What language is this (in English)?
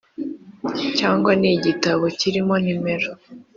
Kinyarwanda